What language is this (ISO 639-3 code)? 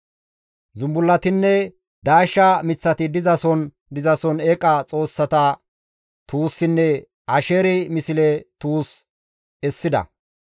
gmv